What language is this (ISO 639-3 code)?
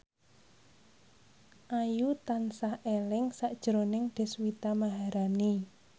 jav